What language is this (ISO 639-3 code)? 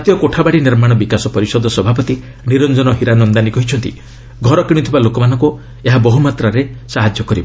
ori